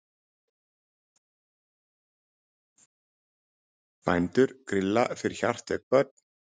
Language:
Icelandic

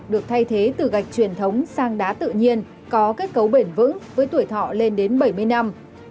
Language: Vietnamese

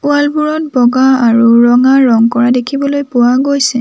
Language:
Assamese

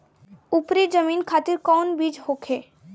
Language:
Bhojpuri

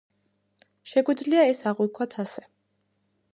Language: Georgian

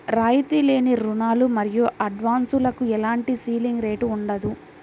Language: Telugu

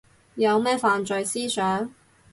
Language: Cantonese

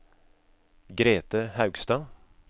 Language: Norwegian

